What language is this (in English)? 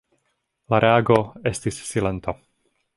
Esperanto